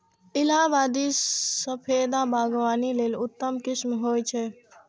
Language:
Maithili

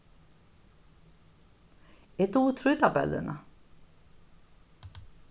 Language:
Faroese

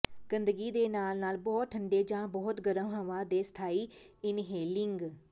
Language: Punjabi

